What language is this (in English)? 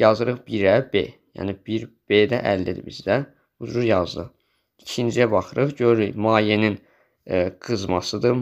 Turkish